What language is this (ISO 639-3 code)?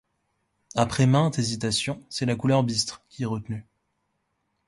fra